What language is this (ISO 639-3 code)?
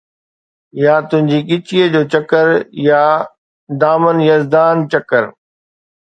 snd